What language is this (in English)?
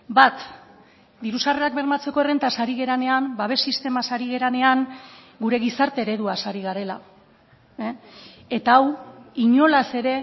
Basque